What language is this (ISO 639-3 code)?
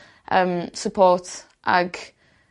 cym